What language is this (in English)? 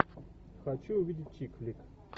Russian